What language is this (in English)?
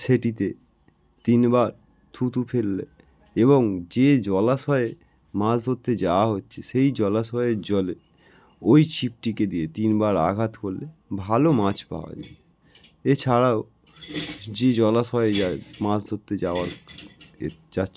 Bangla